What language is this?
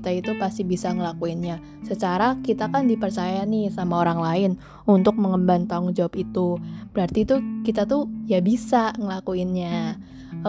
Indonesian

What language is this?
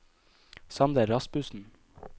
Norwegian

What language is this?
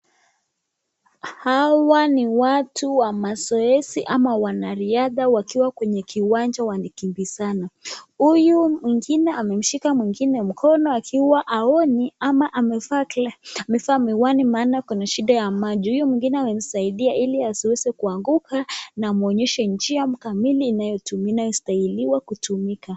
Swahili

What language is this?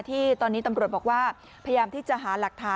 Thai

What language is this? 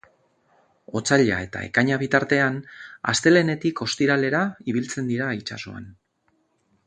Basque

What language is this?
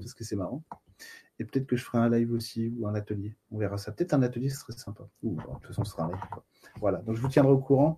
French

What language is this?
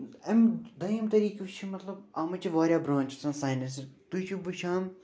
Kashmiri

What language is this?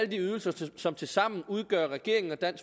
Danish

